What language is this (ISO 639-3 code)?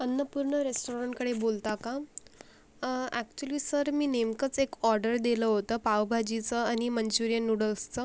mar